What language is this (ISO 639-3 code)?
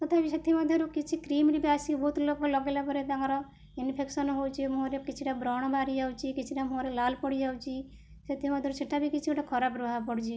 ori